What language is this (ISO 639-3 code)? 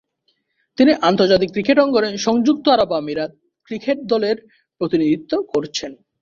ben